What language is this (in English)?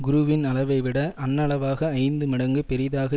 Tamil